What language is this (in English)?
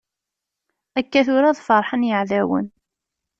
Kabyle